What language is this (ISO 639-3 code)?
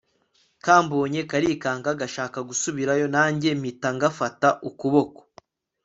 kin